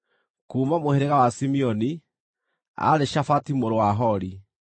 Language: Kikuyu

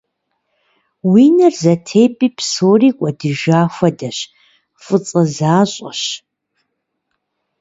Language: Kabardian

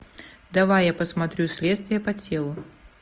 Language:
Russian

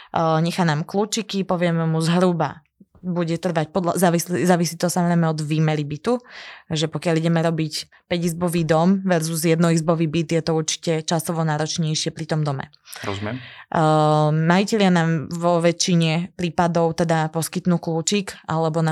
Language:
Slovak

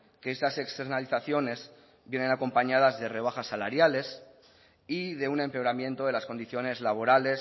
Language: Spanish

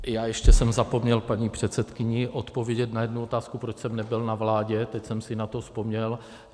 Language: Czech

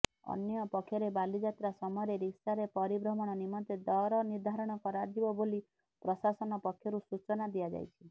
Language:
Odia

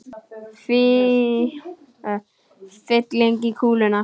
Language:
Icelandic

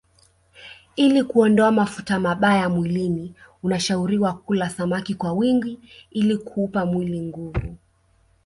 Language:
Swahili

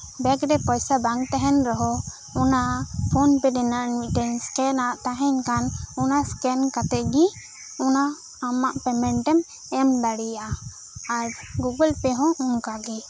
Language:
Santali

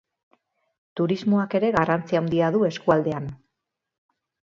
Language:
Basque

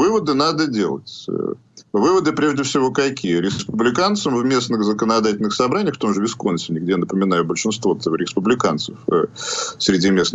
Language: Russian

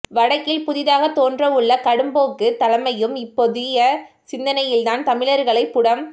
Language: Tamil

